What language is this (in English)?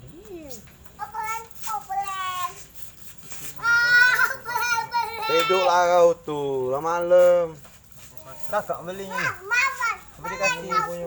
Malay